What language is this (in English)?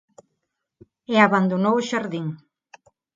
Galician